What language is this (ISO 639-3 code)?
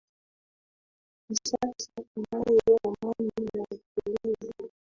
swa